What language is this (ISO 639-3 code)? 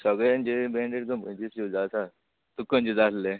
kok